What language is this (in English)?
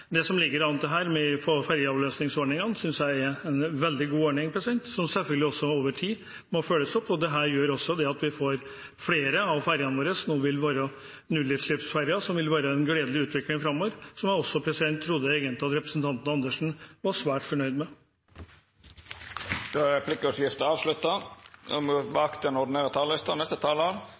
Norwegian